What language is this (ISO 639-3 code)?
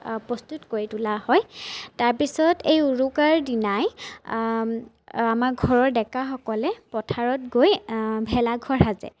asm